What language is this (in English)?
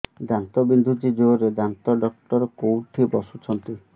Odia